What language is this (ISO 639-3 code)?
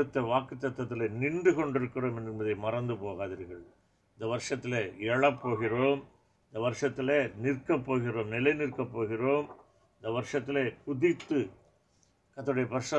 tam